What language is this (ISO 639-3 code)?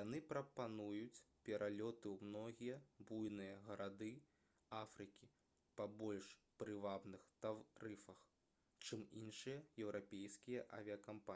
bel